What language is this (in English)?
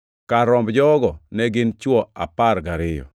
Luo (Kenya and Tanzania)